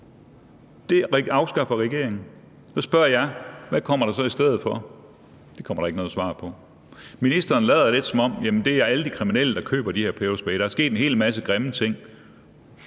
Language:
Danish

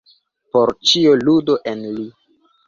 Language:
Esperanto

